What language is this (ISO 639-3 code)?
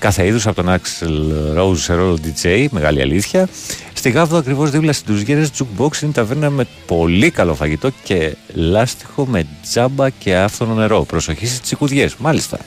ell